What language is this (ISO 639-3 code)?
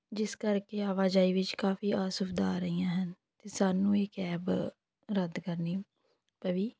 pan